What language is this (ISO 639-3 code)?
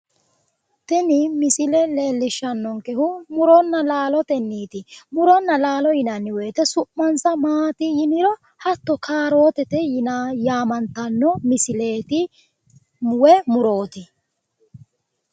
sid